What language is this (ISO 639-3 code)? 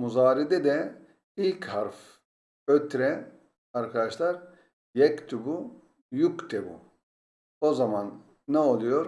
tur